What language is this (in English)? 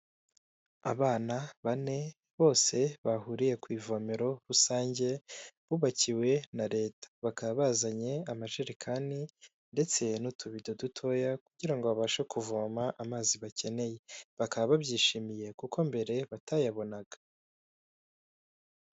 Kinyarwanda